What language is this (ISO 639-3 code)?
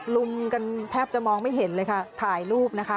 tha